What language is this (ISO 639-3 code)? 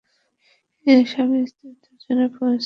ben